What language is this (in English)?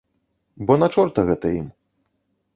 Belarusian